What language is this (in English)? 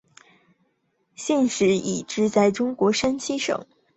Chinese